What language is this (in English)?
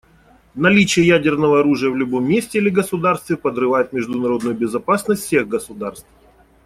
Russian